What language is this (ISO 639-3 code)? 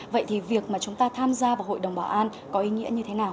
vie